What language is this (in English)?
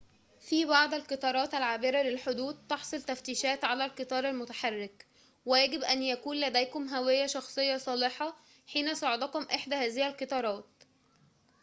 Arabic